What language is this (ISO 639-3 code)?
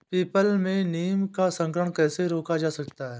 hin